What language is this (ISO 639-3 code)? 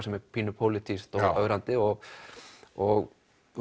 isl